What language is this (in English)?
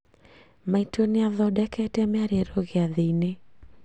Kikuyu